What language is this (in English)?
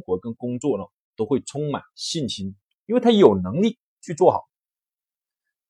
Chinese